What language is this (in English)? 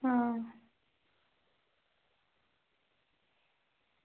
Dogri